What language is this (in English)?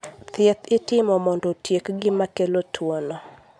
Luo (Kenya and Tanzania)